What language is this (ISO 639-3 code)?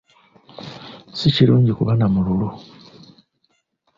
lug